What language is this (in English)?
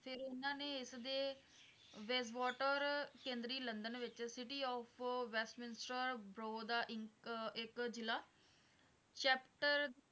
Punjabi